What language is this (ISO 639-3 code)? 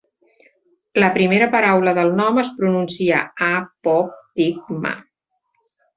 cat